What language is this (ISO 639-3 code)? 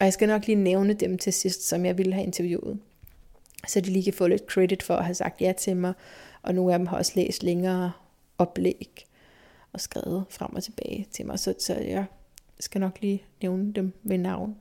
dan